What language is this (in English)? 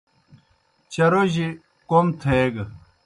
Kohistani Shina